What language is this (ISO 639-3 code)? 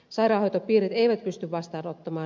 fin